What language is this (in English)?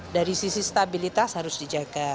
Indonesian